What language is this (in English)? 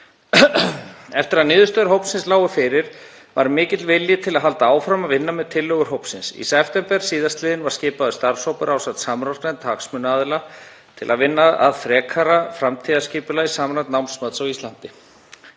Icelandic